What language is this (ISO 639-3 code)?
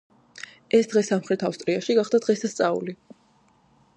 kat